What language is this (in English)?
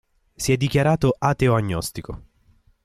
Italian